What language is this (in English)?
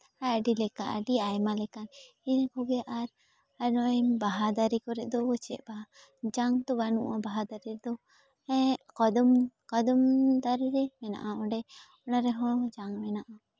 Santali